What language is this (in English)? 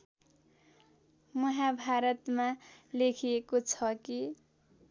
Nepali